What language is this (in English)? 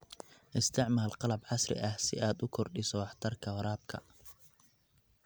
Somali